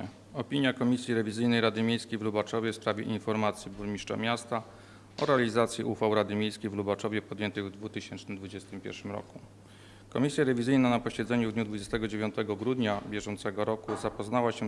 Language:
Polish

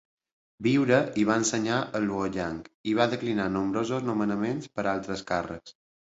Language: Catalan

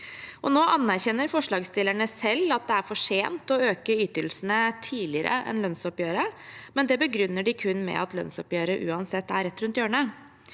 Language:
Norwegian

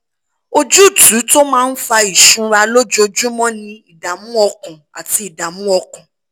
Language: Yoruba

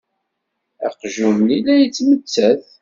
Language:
Kabyle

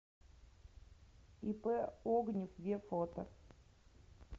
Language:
Russian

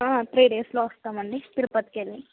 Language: Telugu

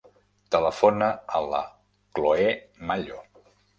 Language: Catalan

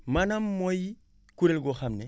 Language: Wolof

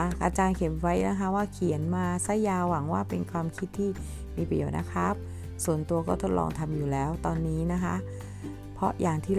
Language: Thai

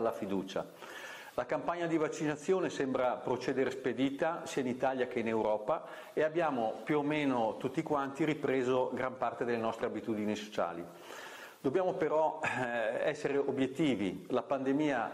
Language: Italian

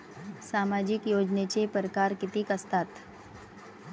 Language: Marathi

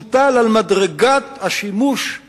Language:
Hebrew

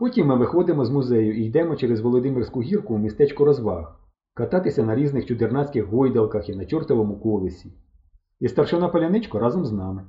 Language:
Ukrainian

